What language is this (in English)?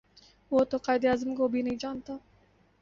Urdu